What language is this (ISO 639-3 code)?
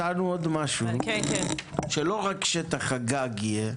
heb